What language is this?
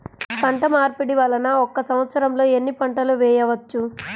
Telugu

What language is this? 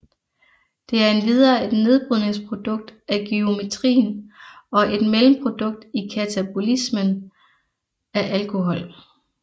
Danish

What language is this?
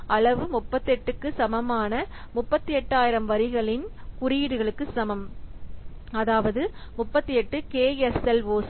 Tamil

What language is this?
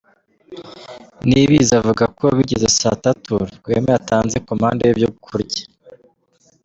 Kinyarwanda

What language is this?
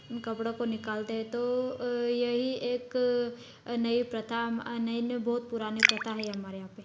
Hindi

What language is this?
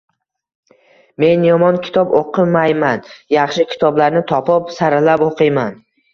Uzbek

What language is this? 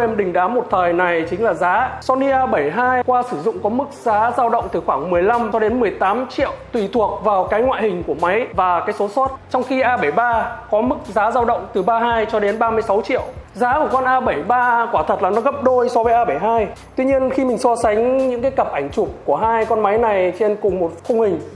Vietnamese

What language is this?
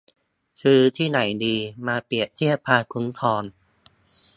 Thai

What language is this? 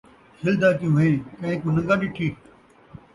Saraiki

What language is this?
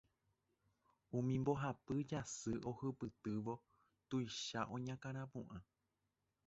Guarani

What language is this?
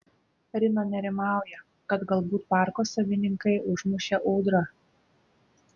Lithuanian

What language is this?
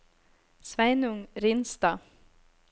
Norwegian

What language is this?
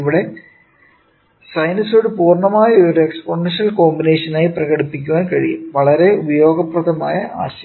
Malayalam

